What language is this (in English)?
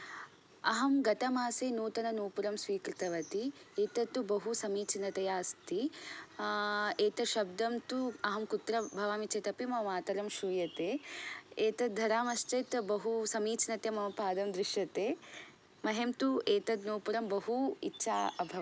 Sanskrit